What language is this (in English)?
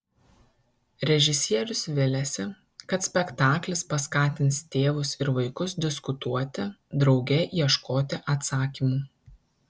Lithuanian